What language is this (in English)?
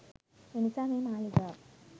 Sinhala